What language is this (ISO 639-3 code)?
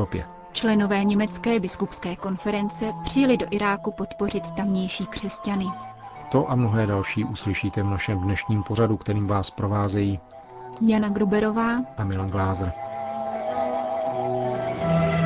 ces